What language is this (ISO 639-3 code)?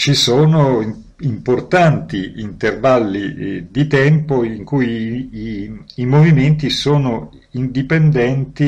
ita